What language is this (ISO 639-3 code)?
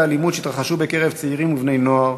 heb